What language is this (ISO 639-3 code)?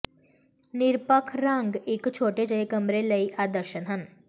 pan